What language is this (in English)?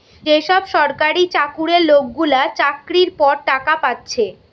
Bangla